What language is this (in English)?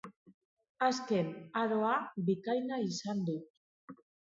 Basque